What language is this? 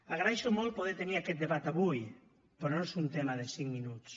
Catalan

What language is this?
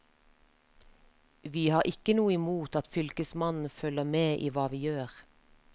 Norwegian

